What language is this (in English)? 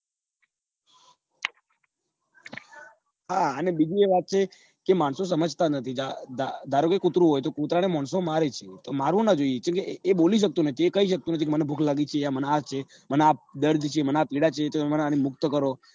Gujarati